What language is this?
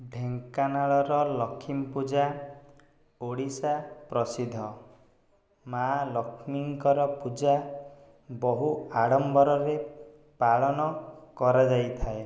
Odia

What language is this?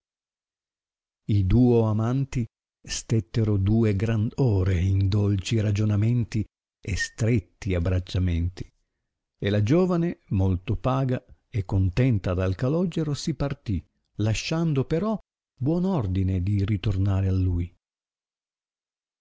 Italian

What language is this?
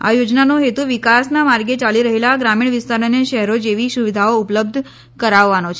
Gujarati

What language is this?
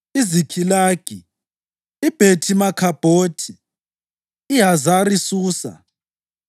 North Ndebele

